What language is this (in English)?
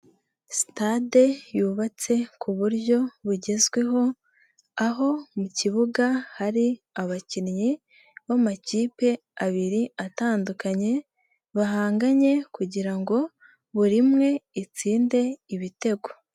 Kinyarwanda